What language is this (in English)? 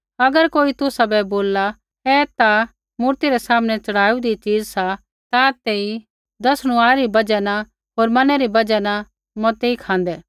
Kullu Pahari